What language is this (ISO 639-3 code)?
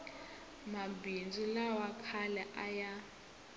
tso